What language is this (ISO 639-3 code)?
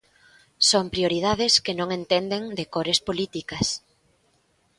glg